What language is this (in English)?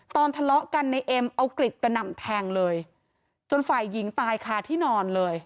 Thai